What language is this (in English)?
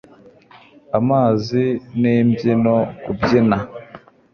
Kinyarwanda